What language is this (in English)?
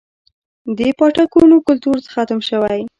Pashto